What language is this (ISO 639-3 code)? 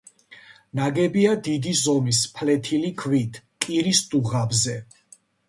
kat